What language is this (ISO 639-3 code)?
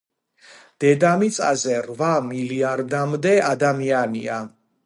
kat